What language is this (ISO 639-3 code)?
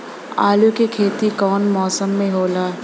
bho